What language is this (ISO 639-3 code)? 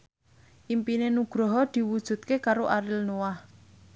jav